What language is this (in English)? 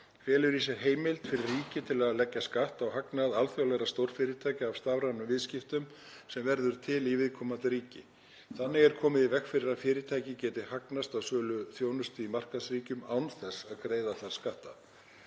Icelandic